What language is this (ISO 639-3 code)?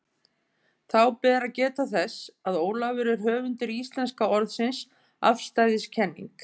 isl